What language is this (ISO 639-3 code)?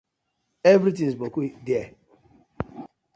pcm